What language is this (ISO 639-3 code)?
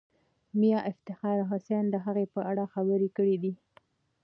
pus